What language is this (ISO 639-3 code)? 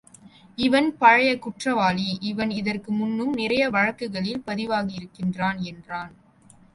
tam